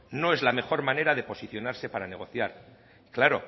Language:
Spanish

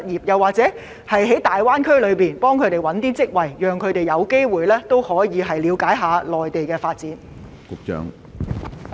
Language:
Cantonese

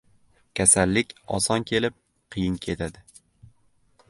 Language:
Uzbek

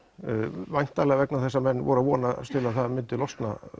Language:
Icelandic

